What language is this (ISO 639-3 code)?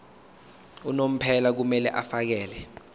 zul